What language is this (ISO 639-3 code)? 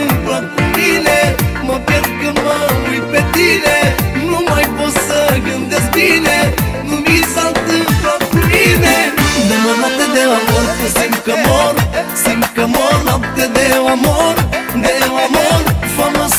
ron